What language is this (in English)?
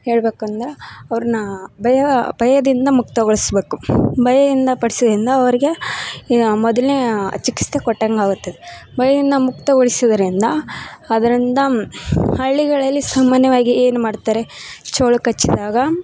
Kannada